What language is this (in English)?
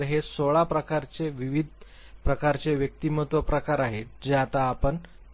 Marathi